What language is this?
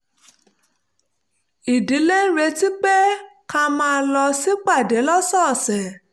Yoruba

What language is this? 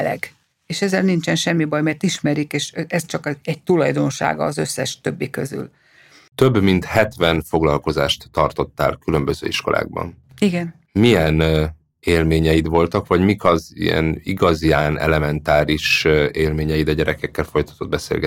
Hungarian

